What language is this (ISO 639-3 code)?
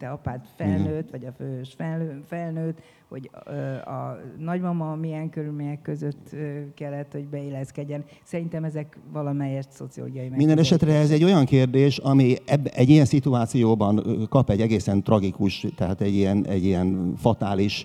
hun